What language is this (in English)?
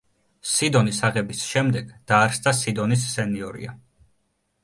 Georgian